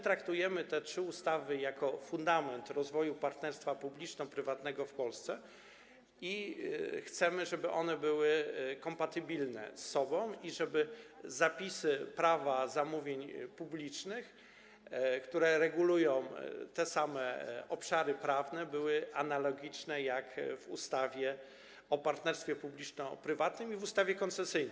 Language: Polish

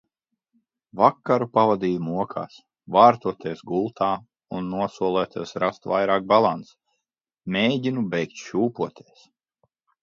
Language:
Latvian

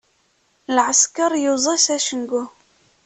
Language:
Kabyle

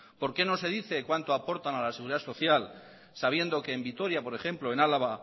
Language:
Spanish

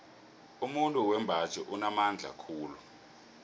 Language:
South Ndebele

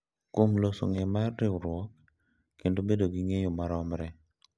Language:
Luo (Kenya and Tanzania)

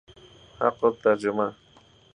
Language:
Persian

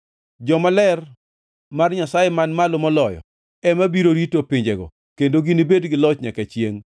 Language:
Luo (Kenya and Tanzania)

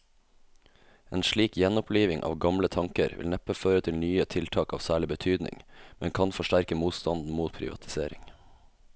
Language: Norwegian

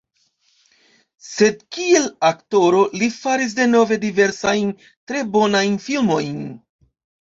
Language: Esperanto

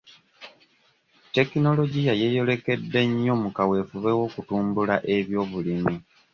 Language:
Ganda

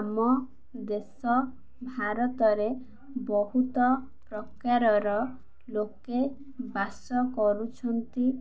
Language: Odia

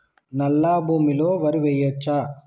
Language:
Telugu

